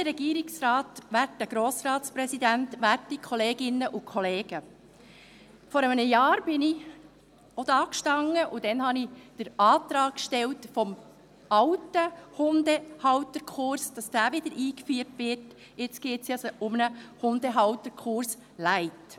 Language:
Swiss German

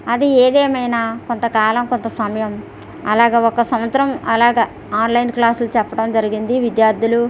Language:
Telugu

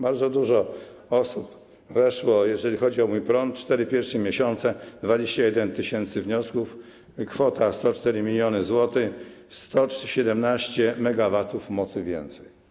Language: Polish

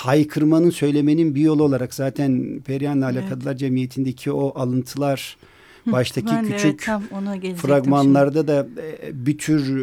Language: Turkish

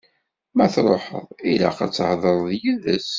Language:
Kabyle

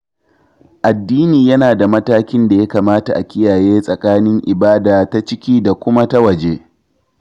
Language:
Hausa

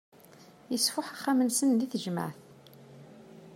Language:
Kabyle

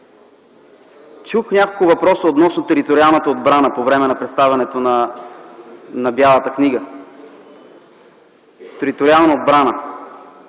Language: Bulgarian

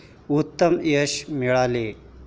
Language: Marathi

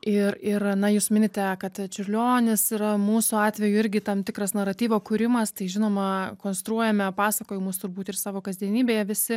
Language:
Lithuanian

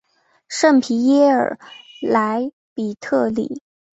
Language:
Chinese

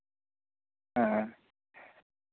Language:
Santali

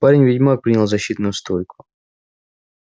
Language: Russian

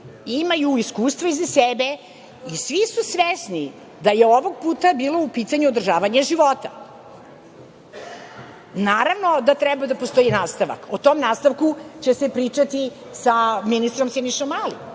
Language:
Serbian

